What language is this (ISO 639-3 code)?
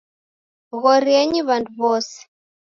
dav